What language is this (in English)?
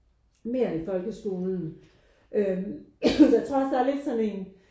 Danish